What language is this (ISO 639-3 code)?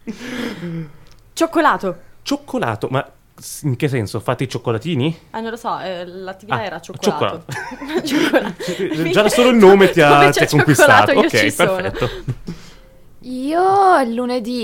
ita